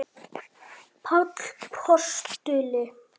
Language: Icelandic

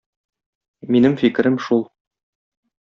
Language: Tatar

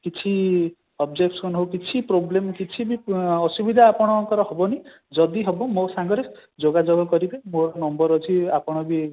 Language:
Odia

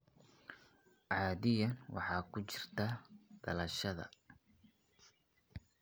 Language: Somali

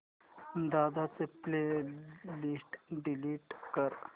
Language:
Marathi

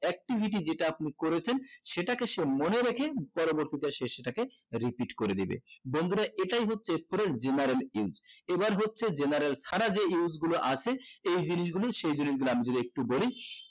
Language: Bangla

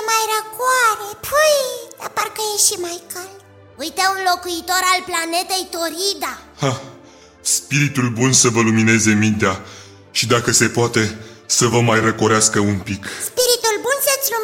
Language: Romanian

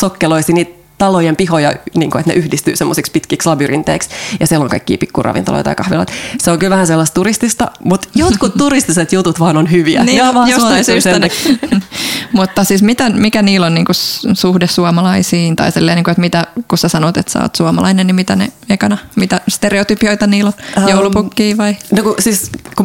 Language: Finnish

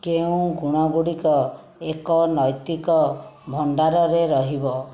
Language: Odia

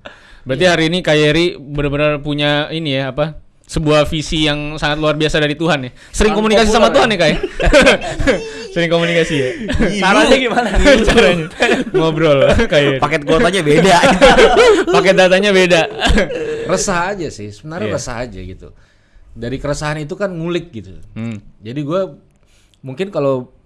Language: Indonesian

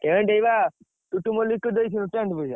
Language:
Odia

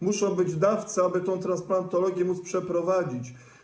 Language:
Polish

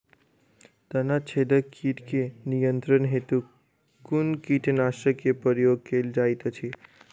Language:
Maithili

